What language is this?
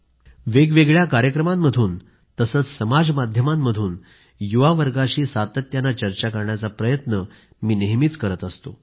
Marathi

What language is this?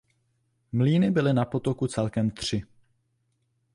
Czech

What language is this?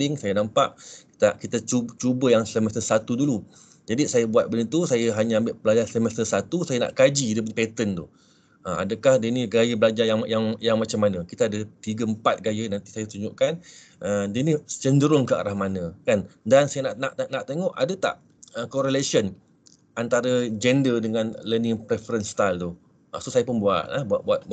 Malay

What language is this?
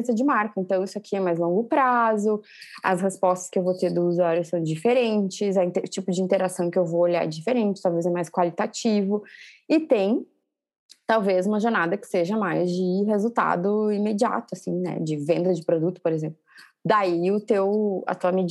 Portuguese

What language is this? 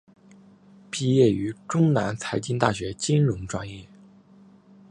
Chinese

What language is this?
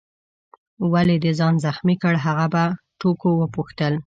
Pashto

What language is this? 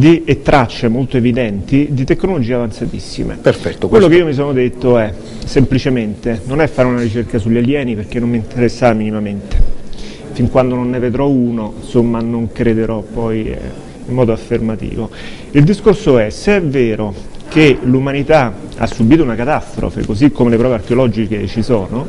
Italian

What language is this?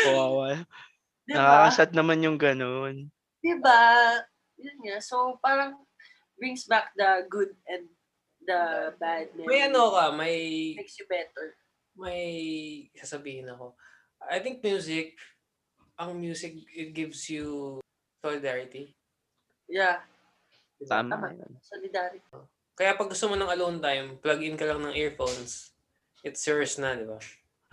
Filipino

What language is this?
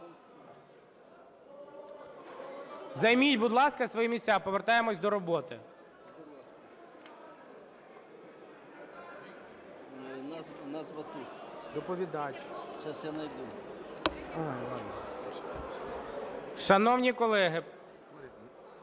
Ukrainian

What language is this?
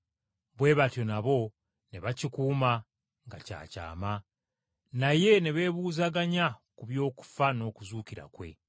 Ganda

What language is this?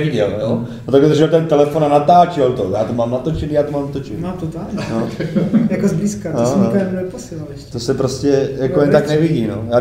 Czech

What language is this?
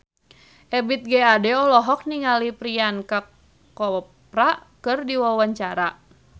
Sundanese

